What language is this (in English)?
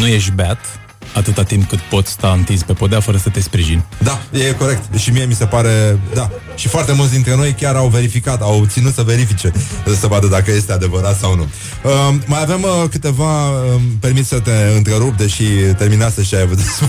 Romanian